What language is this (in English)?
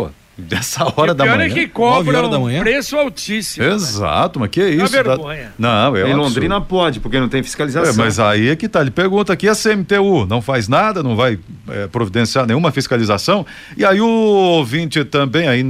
Portuguese